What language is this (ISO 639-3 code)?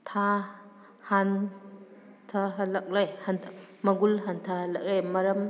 mni